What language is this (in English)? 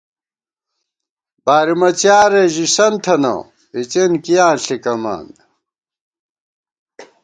Gawar-Bati